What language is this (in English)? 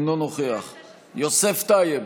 Hebrew